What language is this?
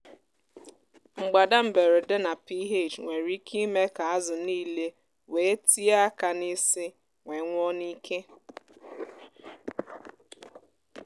Igbo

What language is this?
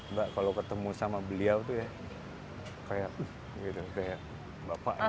Indonesian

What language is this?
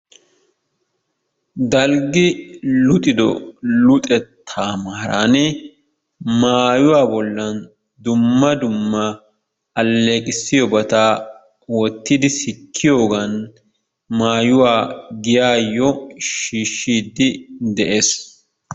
Wolaytta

